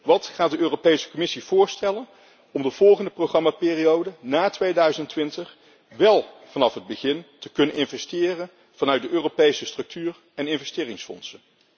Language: Dutch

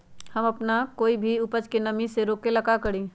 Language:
Magahi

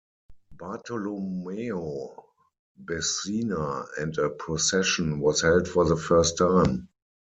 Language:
English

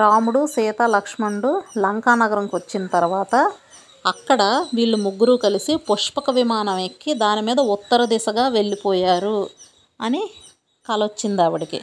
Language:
Telugu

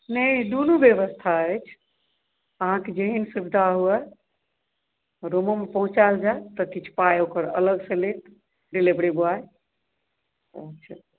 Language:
Maithili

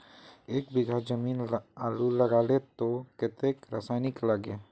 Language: Magahi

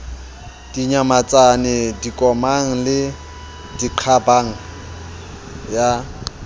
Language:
Southern Sotho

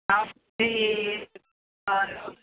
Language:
Kannada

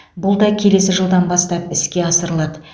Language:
Kazakh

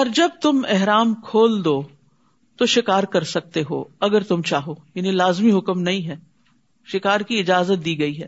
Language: Urdu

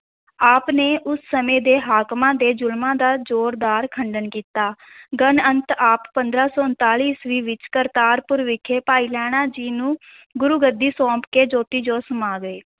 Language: Punjabi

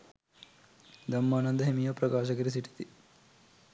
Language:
Sinhala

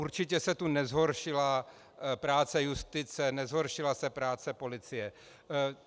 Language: Czech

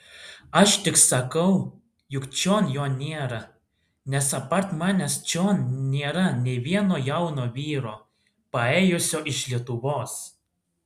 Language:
Lithuanian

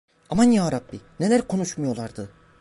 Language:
Turkish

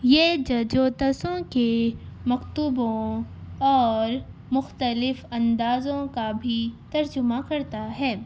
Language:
Urdu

